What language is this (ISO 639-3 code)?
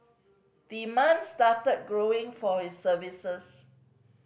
eng